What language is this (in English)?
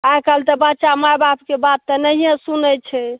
Maithili